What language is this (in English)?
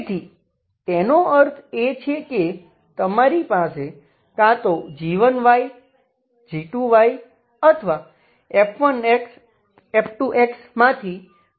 Gujarati